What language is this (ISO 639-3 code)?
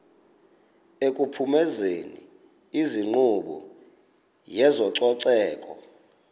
xho